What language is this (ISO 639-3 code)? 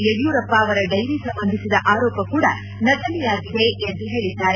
kan